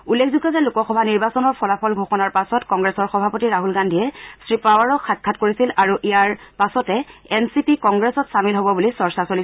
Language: Assamese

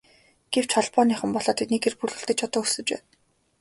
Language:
Mongolian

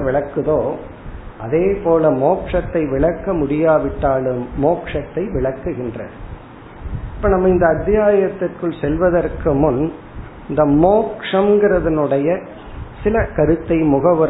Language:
Tamil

